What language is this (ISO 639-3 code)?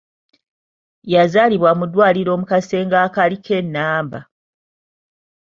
lug